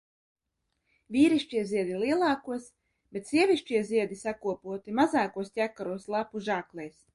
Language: Latvian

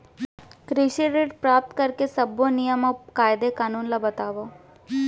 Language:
Chhattisgarhi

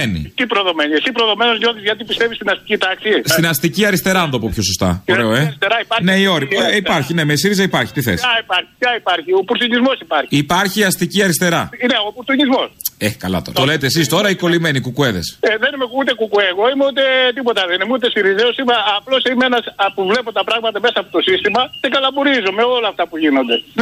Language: Greek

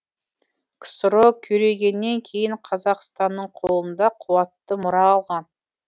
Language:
Kazakh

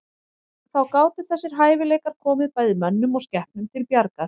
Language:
Icelandic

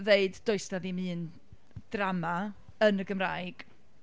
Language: Welsh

